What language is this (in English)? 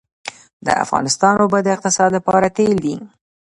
Pashto